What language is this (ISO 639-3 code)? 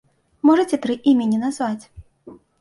bel